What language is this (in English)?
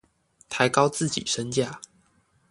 Chinese